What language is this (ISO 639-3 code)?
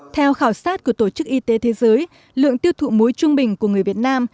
vie